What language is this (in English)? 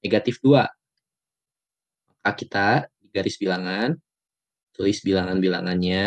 Indonesian